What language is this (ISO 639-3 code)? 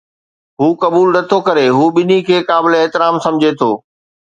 snd